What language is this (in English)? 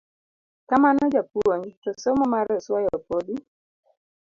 Luo (Kenya and Tanzania)